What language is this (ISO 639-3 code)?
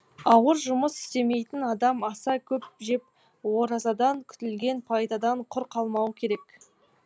kaz